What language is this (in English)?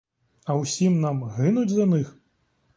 Ukrainian